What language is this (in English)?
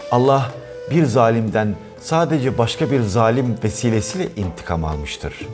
Turkish